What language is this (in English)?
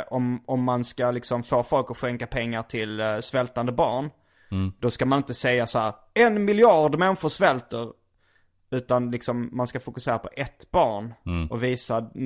Swedish